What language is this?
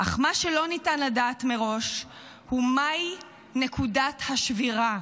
Hebrew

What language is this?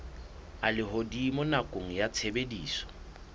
Southern Sotho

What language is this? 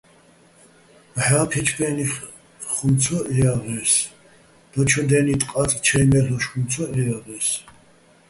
Bats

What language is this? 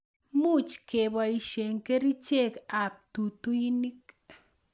Kalenjin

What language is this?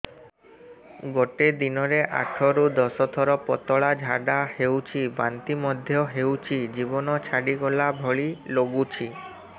Odia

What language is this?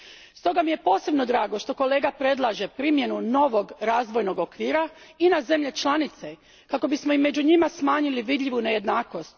Croatian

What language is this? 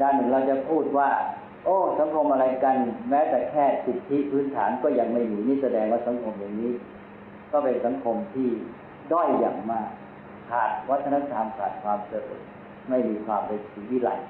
Thai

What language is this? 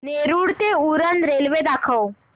Marathi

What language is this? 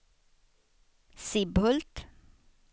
Swedish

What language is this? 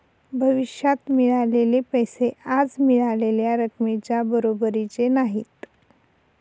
Marathi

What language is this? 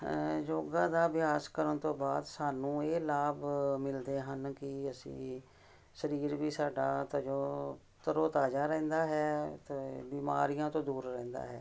Punjabi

